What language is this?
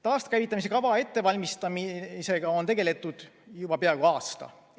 Estonian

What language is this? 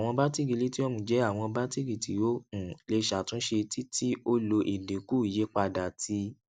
Yoruba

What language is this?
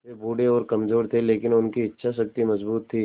Hindi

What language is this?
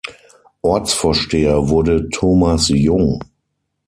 German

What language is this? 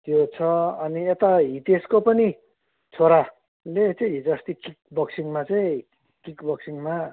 Nepali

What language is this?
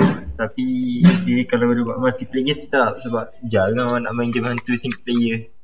Malay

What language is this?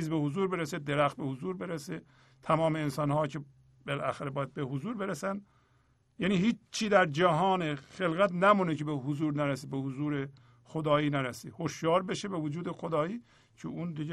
Persian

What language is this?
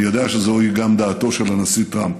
Hebrew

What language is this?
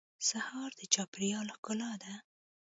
Pashto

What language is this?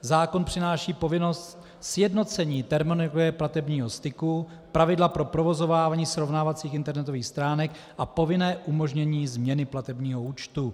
Czech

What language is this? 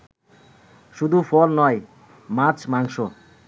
Bangla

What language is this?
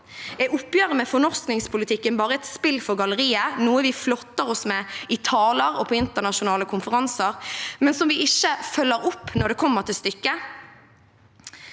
Norwegian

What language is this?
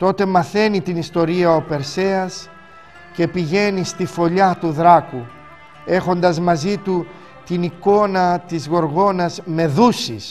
Greek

